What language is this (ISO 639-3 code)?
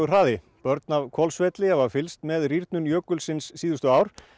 isl